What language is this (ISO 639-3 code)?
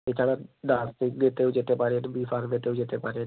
ben